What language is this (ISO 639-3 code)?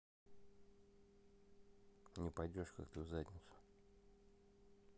rus